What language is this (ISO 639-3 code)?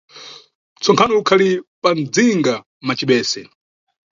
nyu